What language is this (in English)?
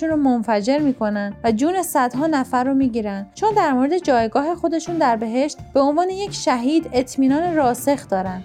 Persian